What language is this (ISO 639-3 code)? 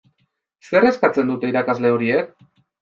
eus